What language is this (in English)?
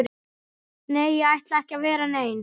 Icelandic